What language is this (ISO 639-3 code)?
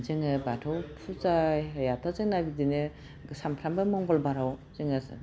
brx